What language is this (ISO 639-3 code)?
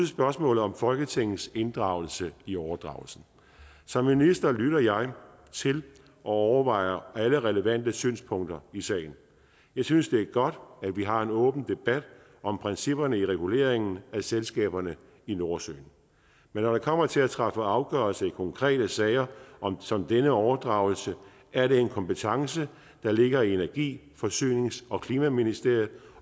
dan